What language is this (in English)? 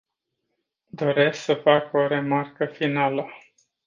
Romanian